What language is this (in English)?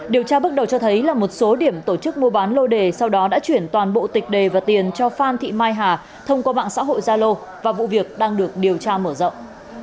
Vietnamese